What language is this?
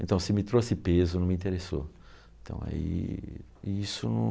Portuguese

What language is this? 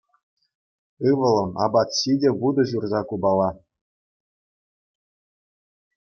Chuvash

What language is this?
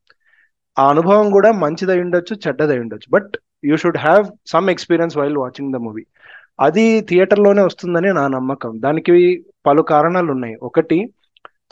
Telugu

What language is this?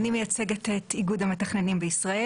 Hebrew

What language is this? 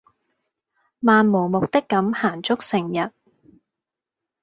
Cantonese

